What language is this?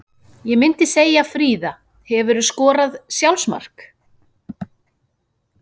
Icelandic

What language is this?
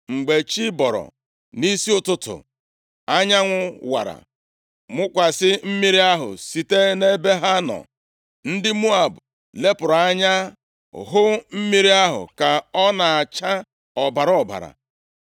Igbo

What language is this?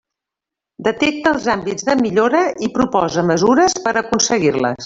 Catalan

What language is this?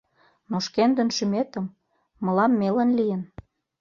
Mari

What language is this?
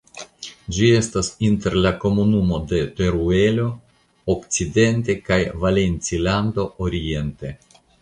Esperanto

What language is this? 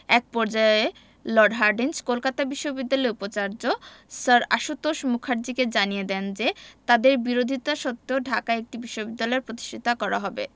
Bangla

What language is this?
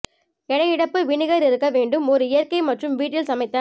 Tamil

